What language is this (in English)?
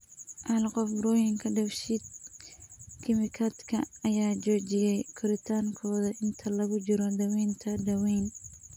Somali